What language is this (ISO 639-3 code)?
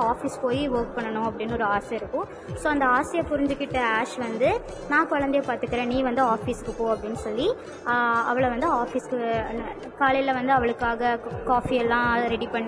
tam